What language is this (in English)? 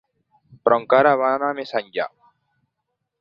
Catalan